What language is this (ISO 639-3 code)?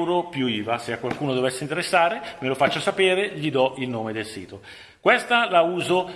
ita